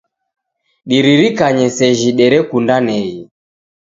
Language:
Taita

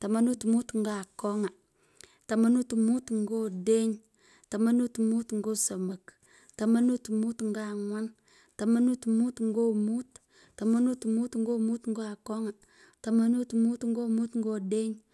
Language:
Pökoot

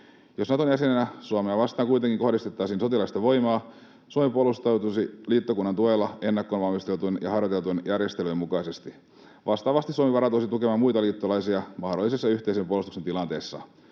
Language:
Finnish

